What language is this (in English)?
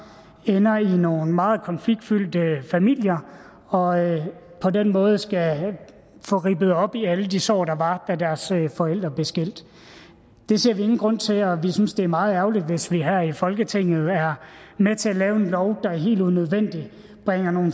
Danish